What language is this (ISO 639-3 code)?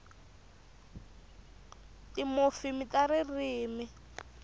tso